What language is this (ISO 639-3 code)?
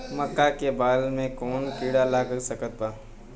bho